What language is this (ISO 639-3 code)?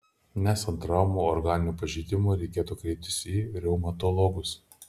lit